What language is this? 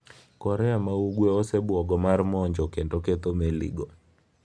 Luo (Kenya and Tanzania)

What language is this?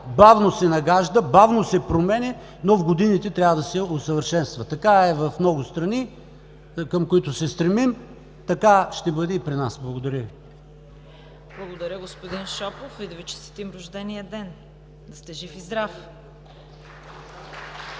Bulgarian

